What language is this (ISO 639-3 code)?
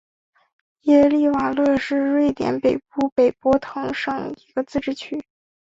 zho